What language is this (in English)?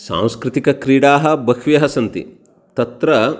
Sanskrit